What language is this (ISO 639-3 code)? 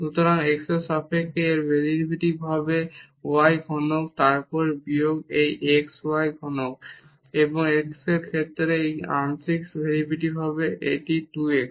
ben